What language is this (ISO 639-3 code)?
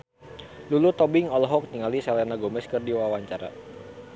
sun